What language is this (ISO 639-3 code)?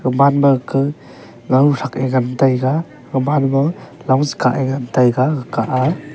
nnp